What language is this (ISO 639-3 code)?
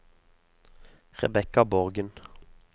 nor